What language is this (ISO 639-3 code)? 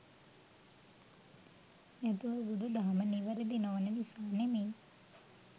sin